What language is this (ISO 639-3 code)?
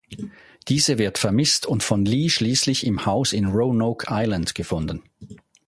deu